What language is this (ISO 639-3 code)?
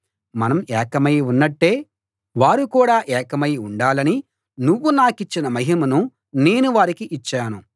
tel